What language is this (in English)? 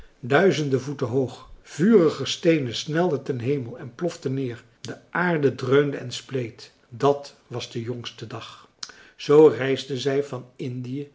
Dutch